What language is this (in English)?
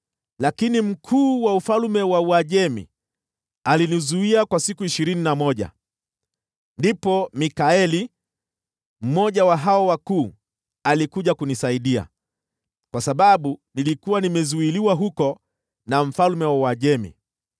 Swahili